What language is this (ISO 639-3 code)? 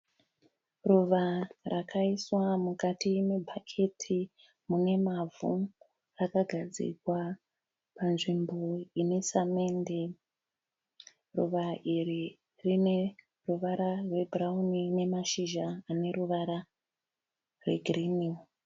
sna